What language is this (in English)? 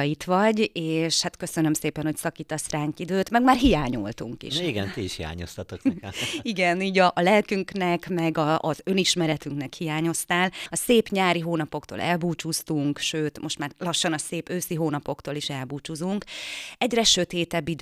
Hungarian